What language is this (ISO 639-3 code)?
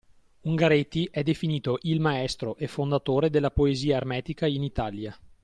ita